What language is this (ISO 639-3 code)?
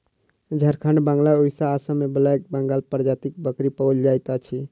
mai